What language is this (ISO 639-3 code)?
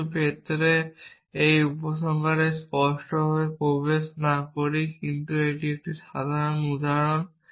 ben